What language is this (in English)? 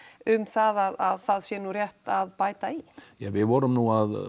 Icelandic